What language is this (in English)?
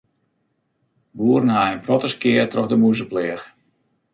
Western Frisian